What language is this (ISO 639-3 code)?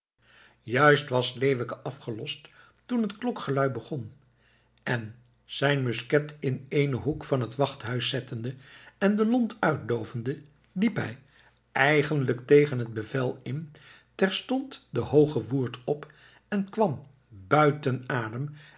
nld